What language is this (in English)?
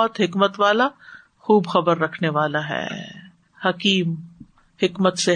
Urdu